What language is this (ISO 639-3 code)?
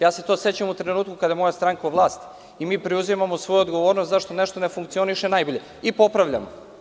srp